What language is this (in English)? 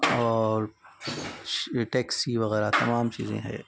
Urdu